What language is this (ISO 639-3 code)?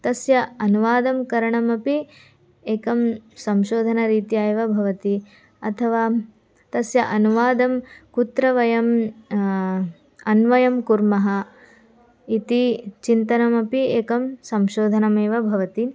san